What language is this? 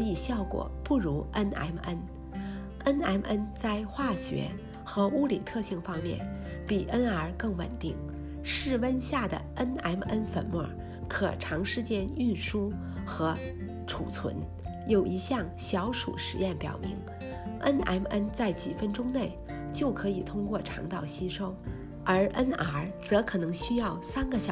Chinese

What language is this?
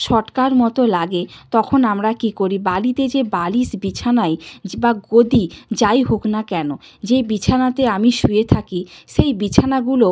Bangla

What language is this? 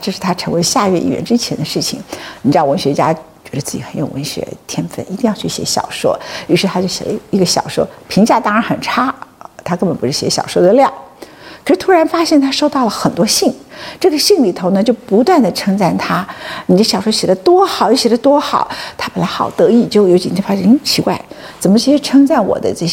Chinese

